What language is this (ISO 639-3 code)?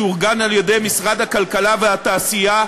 heb